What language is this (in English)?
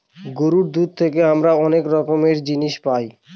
Bangla